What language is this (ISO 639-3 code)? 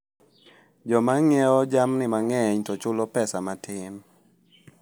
luo